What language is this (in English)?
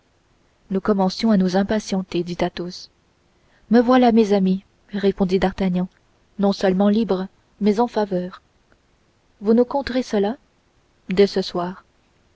French